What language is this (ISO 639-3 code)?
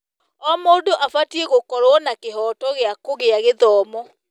kik